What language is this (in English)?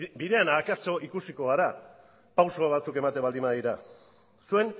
Basque